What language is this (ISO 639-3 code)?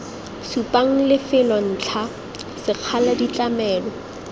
tsn